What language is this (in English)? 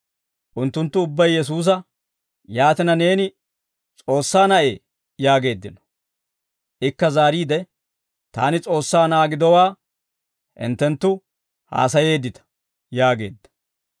Dawro